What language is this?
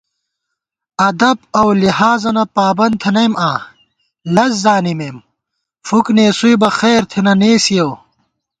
Gawar-Bati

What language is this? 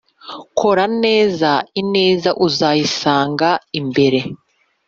Kinyarwanda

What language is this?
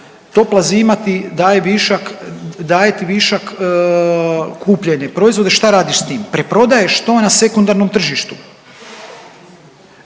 Croatian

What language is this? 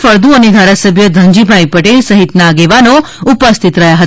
Gujarati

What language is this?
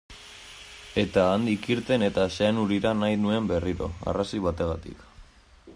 Basque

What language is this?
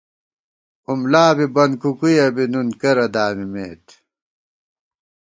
Gawar-Bati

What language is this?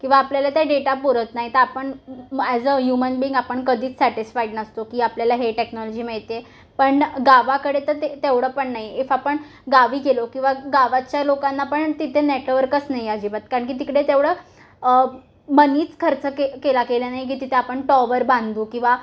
Marathi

